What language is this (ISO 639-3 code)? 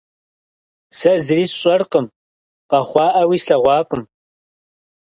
kbd